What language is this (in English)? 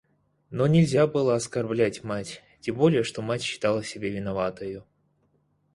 Russian